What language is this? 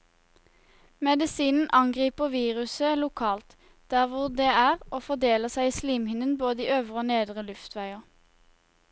Norwegian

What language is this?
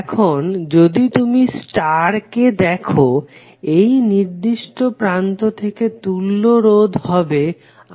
Bangla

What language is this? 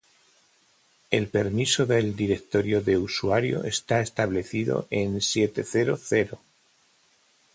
Spanish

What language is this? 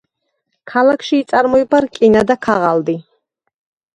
Georgian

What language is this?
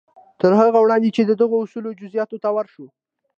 Pashto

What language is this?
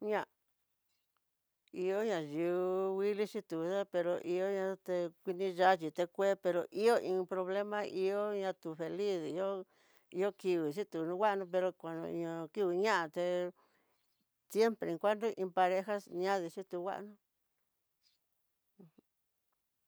Tidaá Mixtec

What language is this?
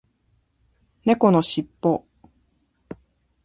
Japanese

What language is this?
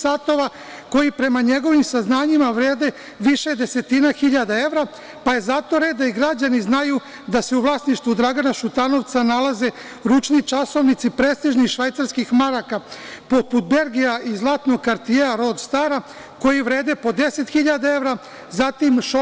Serbian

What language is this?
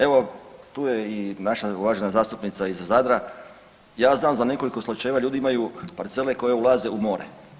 Croatian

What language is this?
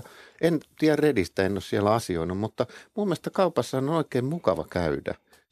Finnish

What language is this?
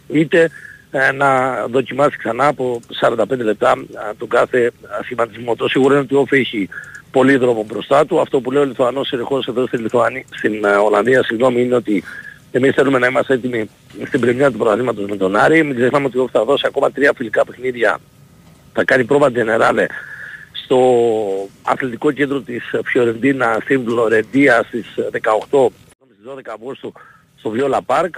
Greek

